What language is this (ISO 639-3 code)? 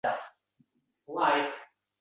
uzb